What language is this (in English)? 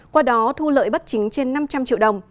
Vietnamese